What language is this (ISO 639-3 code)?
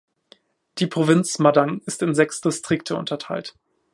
deu